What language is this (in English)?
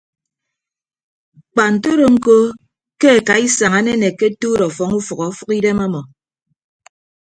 Ibibio